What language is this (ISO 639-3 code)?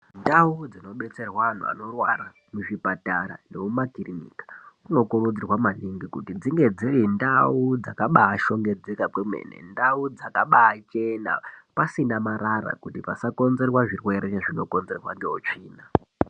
ndc